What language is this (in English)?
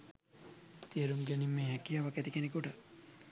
Sinhala